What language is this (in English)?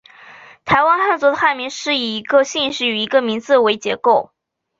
Chinese